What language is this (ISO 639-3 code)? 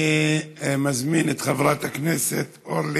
heb